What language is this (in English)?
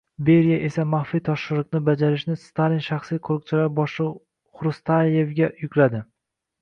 Uzbek